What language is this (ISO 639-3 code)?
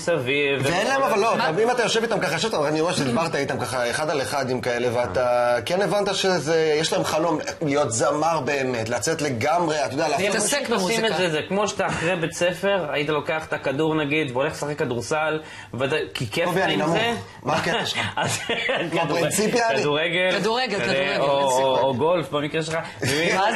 heb